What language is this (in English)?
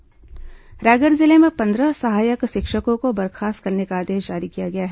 Hindi